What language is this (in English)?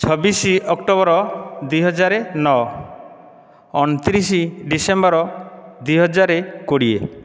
Odia